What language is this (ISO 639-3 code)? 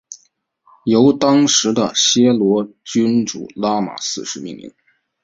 zho